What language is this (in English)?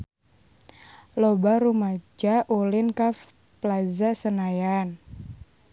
Sundanese